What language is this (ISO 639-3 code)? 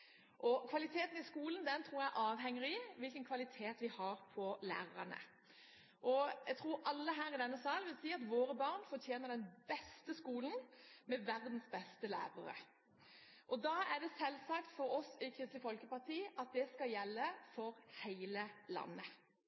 nob